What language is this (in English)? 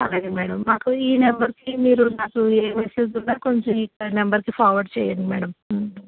Telugu